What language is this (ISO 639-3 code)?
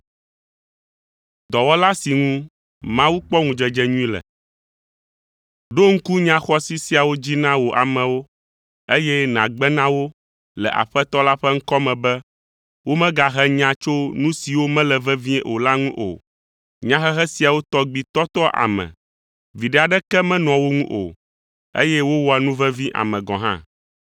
ewe